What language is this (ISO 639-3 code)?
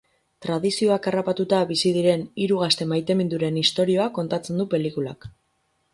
eus